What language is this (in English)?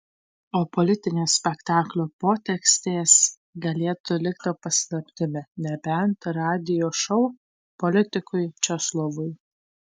Lithuanian